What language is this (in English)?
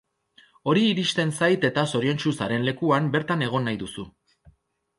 Basque